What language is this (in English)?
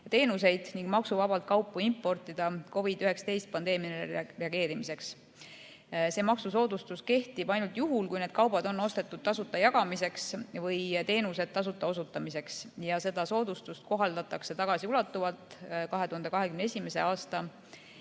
Estonian